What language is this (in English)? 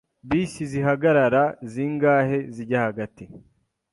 Kinyarwanda